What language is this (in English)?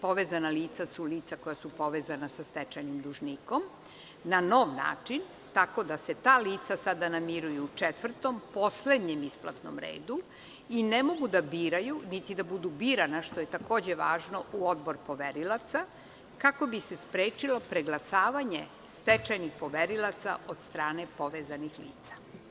Serbian